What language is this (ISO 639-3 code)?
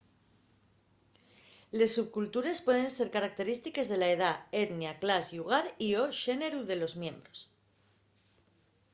ast